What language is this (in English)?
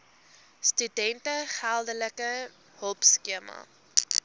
Afrikaans